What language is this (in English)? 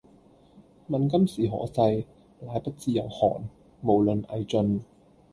Cantonese